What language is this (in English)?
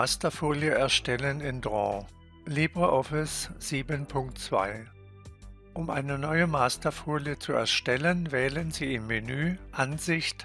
German